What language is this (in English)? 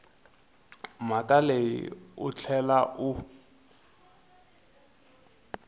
Tsonga